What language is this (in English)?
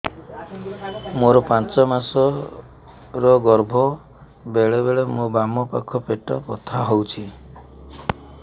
Odia